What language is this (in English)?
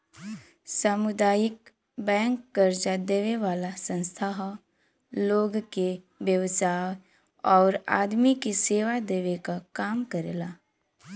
Bhojpuri